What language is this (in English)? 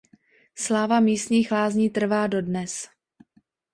Czech